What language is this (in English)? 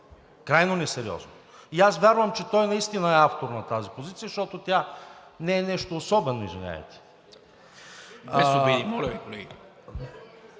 Bulgarian